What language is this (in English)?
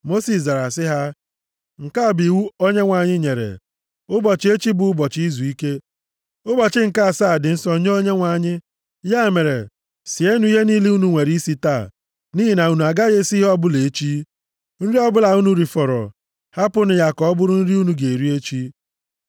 Igbo